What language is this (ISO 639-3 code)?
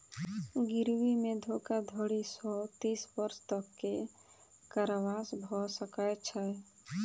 mai